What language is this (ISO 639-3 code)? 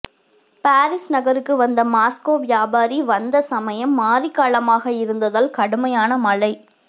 tam